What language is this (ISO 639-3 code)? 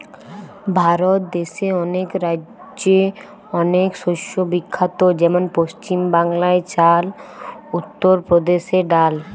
ben